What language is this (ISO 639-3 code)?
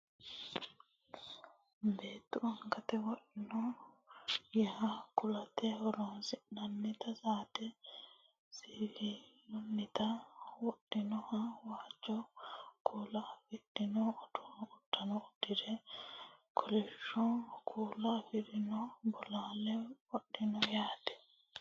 sid